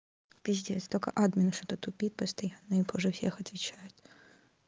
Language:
Russian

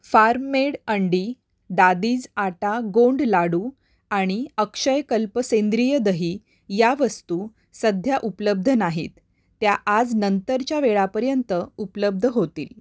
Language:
Marathi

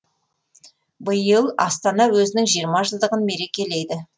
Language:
Kazakh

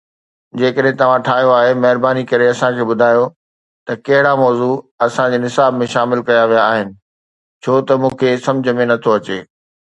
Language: Sindhi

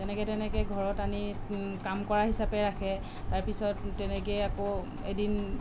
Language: Assamese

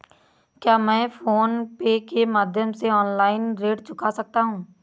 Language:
Hindi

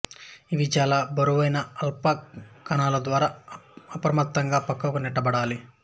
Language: Telugu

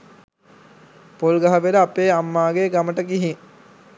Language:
Sinhala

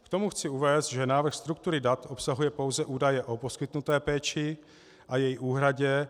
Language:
Czech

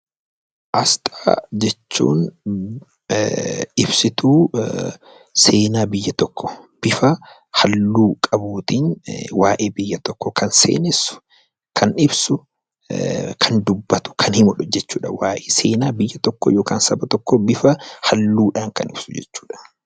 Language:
Oromo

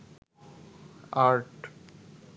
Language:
Bangla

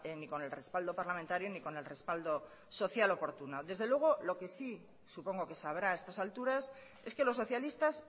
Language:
Spanish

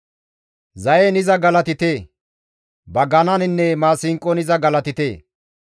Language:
Gamo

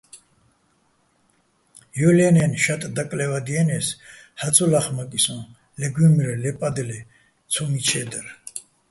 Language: Bats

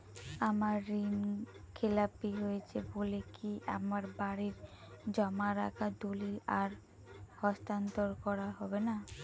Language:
Bangla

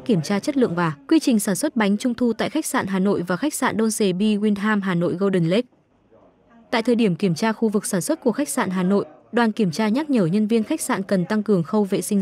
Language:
Vietnamese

